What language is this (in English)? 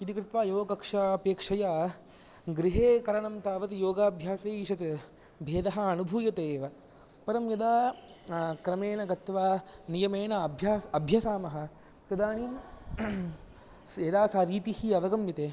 Sanskrit